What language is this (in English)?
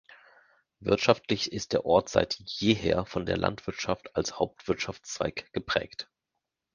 German